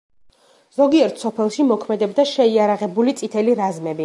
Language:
Georgian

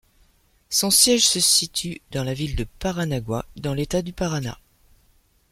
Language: French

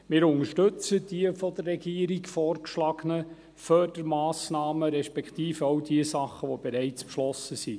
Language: Swiss German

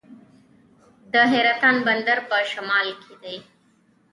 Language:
Pashto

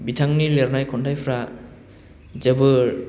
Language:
Bodo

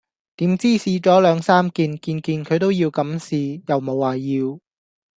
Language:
Cantonese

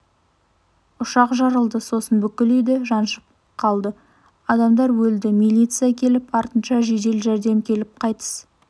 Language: Kazakh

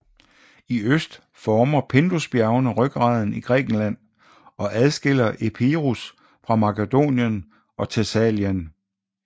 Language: Danish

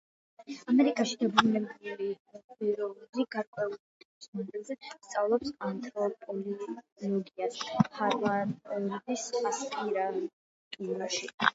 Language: Georgian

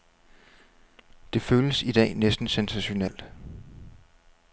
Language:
Danish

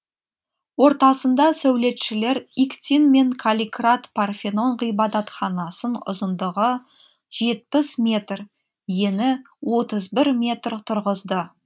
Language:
Kazakh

